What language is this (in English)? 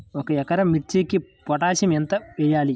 Telugu